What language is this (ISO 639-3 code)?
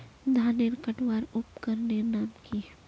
mag